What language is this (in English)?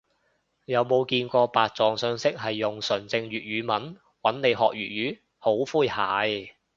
Cantonese